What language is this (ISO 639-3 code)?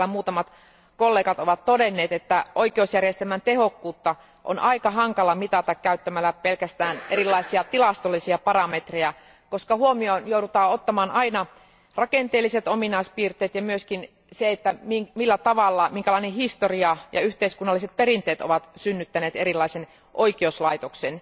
fin